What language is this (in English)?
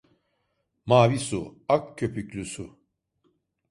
Turkish